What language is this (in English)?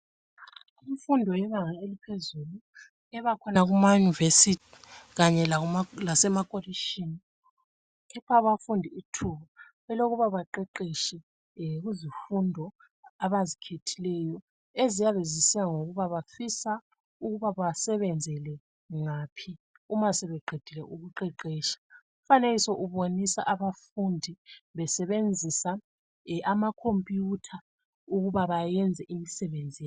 North Ndebele